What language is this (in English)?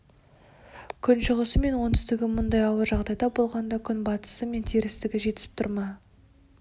Kazakh